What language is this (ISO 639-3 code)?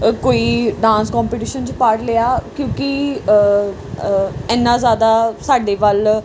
pan